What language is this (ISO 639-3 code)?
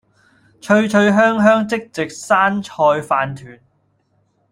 yue